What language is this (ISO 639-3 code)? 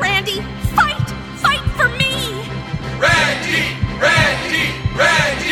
por